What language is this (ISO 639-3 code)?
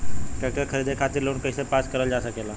bho